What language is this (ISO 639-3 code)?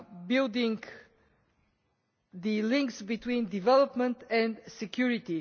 eng